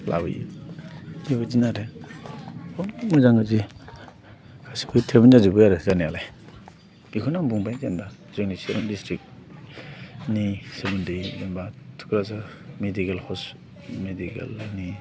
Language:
Bodo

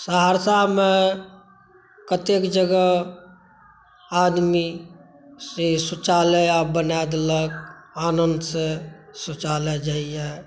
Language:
Maithili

